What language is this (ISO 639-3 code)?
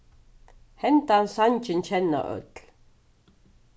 fao